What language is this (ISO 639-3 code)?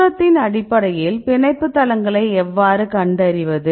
tam